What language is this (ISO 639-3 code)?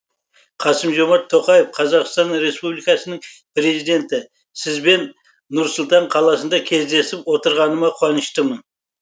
kaz